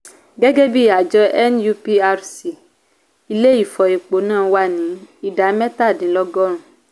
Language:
Yoruba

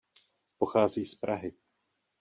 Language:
Czech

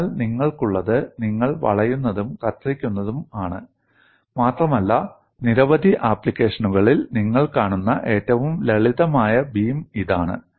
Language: Malayalam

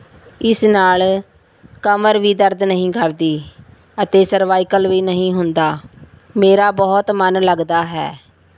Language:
Punjabi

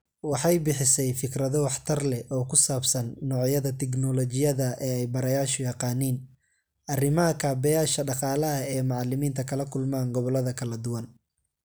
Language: Somali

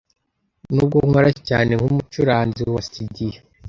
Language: Kinyarwanda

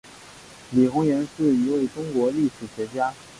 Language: Chinese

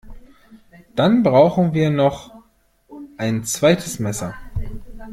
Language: German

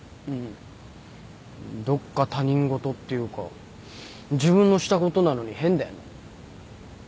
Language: Japanese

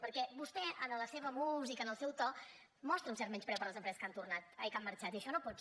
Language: Catalan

